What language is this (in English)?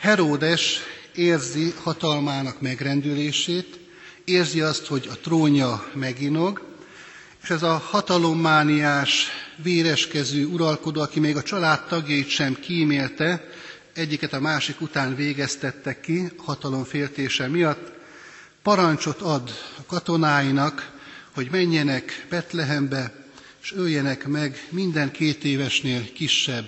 Hungarian